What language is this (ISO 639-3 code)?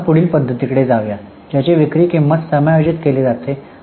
mar